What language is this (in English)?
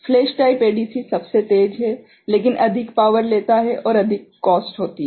Hindi